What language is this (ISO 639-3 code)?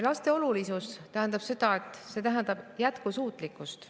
est